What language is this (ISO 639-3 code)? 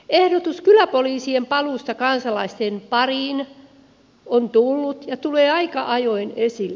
fin